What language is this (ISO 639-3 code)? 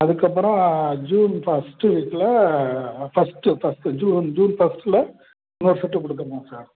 tam